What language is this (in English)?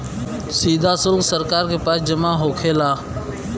Bhojpuri